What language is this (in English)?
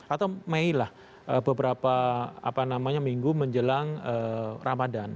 Indonesian